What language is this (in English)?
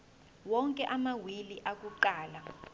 Zulu